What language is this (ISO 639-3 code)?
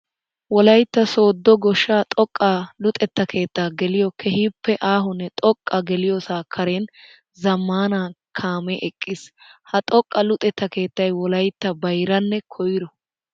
wal